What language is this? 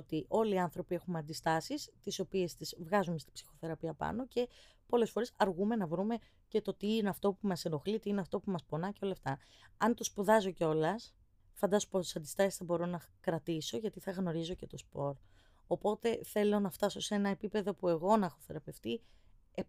Greek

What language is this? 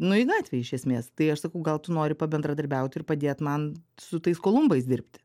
Lithuanian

